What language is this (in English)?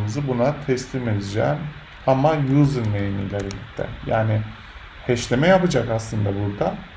Turkish